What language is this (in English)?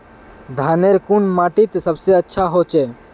Magahi